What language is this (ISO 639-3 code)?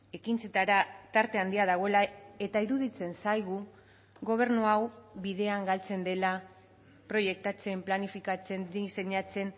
eus